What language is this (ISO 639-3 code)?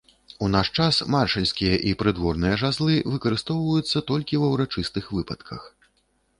bel